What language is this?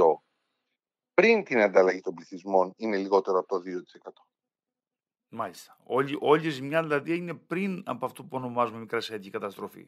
Greek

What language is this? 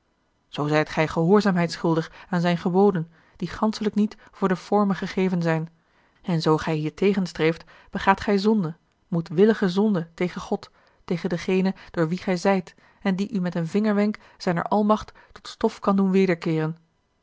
Dutch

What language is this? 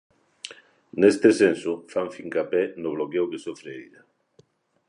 Galician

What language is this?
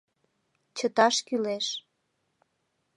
Mari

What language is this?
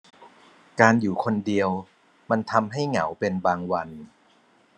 Thai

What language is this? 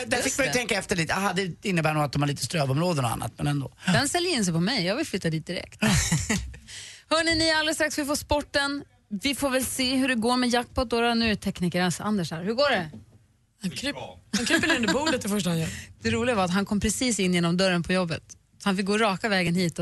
Swedish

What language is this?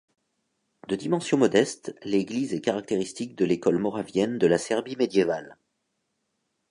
French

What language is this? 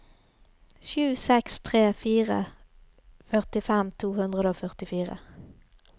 Norwegian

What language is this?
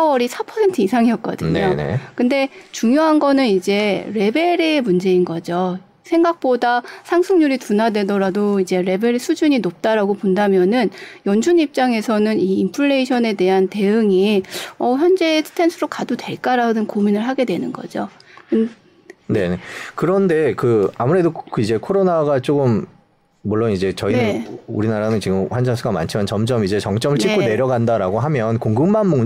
Korean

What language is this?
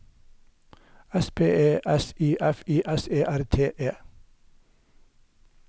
Norwegian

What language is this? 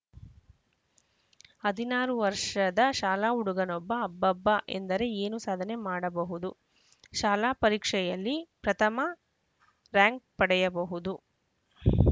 Kannada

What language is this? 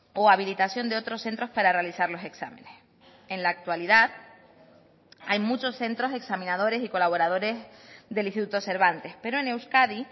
Spanish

